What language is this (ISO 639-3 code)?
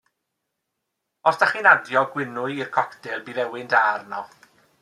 cym